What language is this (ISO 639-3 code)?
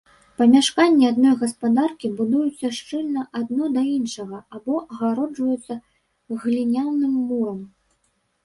bel